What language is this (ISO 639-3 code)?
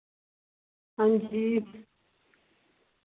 doi